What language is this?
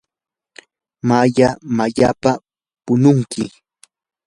Yanahuanca Pasco Quechua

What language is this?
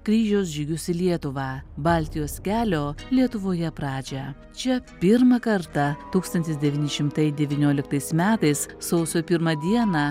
Lithuanian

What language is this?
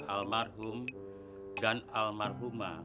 Indonesian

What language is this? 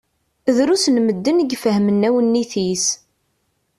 Kabyle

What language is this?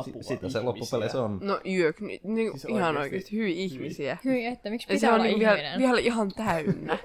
Finnish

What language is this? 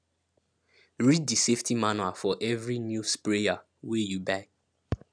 Nigerian Pidgin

